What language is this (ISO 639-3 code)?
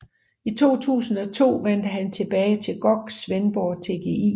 dan